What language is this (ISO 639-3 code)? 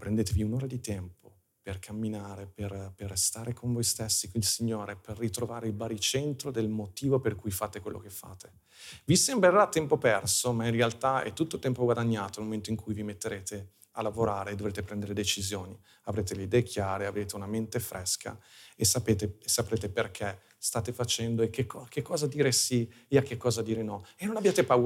ita